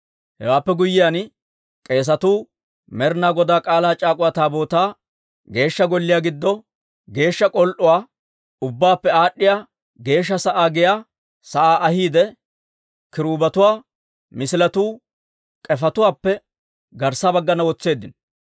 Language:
Dawro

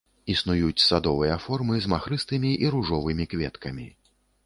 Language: Belarusian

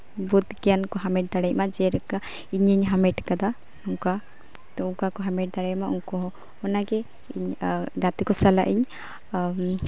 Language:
Santali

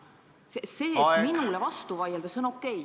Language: Estonian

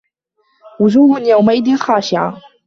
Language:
Arabic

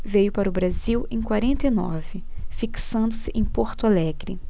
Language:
Portuguese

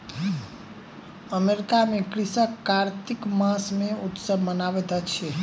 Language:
Maithili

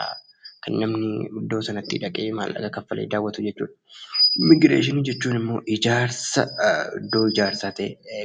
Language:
Oromo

